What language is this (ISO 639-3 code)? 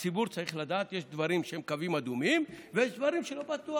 heb